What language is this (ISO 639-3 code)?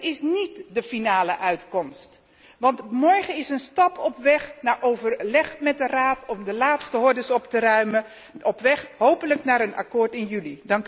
nld